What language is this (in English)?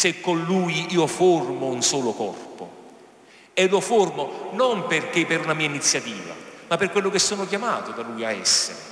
Italian